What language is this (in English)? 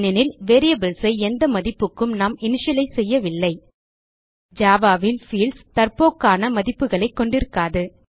Tamil